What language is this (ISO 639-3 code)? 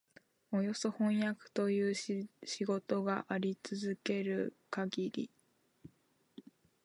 jpn